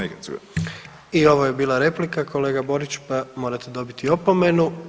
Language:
Croatian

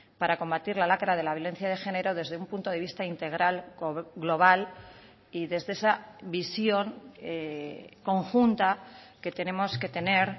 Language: Spanish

